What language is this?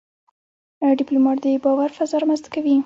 Pashto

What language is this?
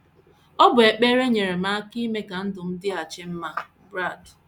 Igbo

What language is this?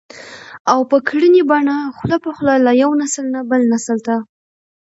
Pashto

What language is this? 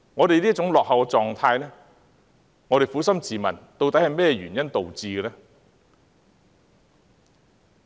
Cantonese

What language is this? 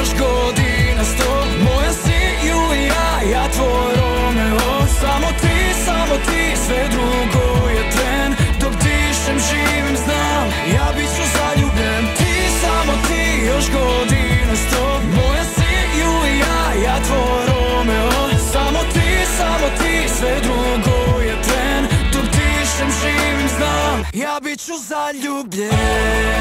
Croatian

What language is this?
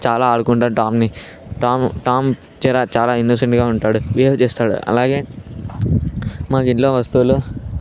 Telugu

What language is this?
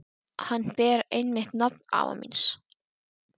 Icelandic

